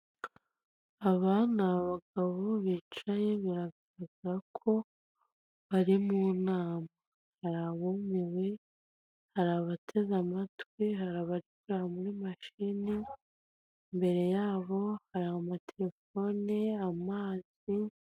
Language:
Kinyarwanda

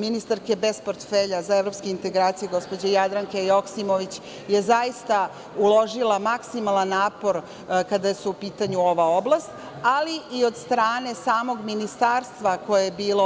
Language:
Serbian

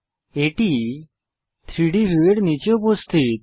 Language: Bangla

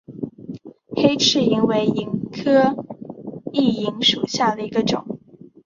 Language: Chinese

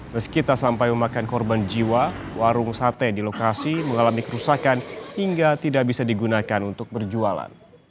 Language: Indonesian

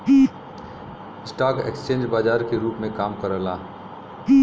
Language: Bhojpuri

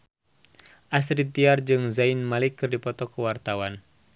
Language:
Sundanese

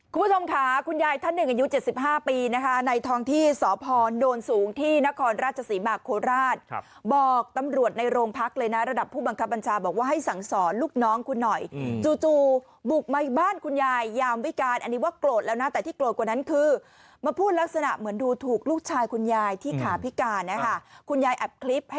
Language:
Thai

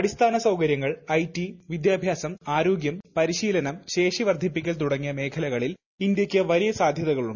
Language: Malayalam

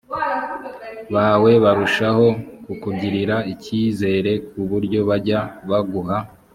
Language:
Kinyarwanda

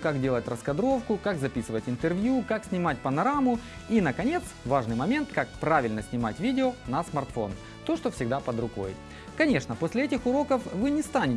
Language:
Russian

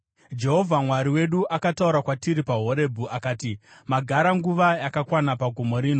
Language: Shona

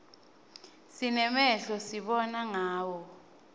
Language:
Swati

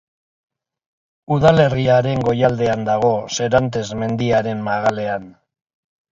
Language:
Basque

